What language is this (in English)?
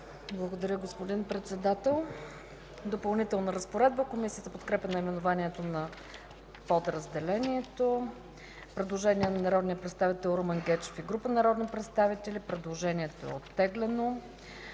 Bulgarian